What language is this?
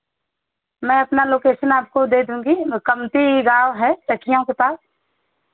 Hindi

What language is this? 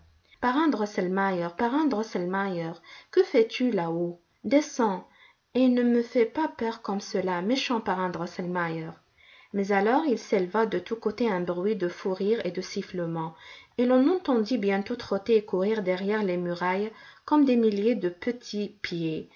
French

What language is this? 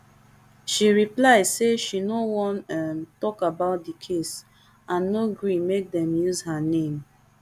Nigerian Pidgin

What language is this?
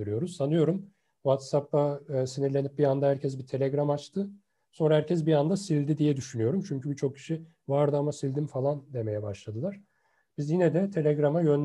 Turkish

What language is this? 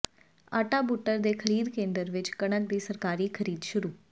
Punjabi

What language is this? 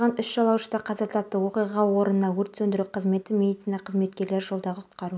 Kazakh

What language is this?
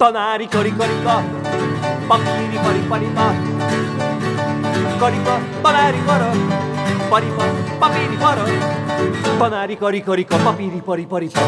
Hungarian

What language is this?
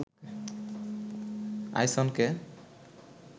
Bangla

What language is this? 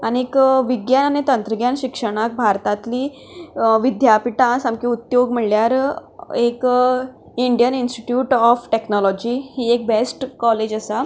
Konkani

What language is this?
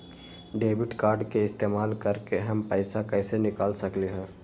Magahi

